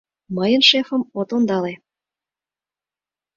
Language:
Mari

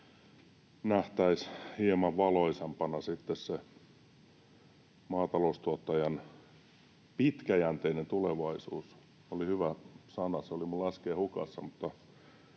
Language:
Finnish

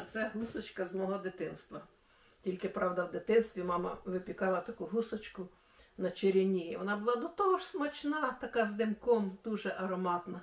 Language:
Ukrainian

